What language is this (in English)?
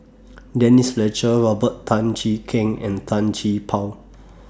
English